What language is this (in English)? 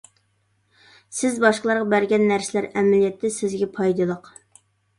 Uyghur